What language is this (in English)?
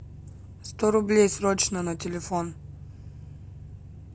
Russian